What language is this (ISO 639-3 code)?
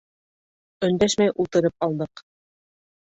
bak